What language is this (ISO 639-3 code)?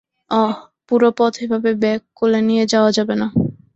ben